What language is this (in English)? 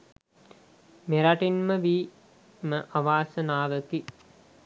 Sinhala